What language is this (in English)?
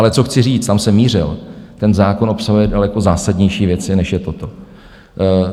Czech